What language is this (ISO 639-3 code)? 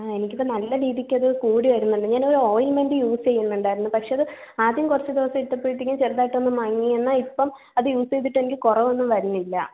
mal